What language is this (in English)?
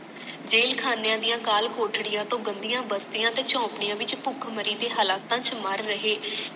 Punjabi